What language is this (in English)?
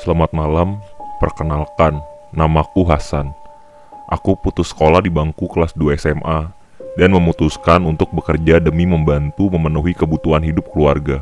Indonesian